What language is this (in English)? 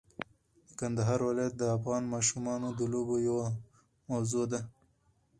Pashto